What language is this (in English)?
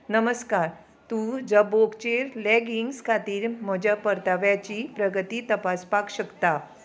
Konkani